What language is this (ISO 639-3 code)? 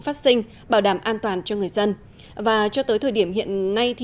vie